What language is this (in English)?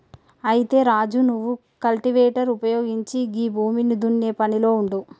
Telugu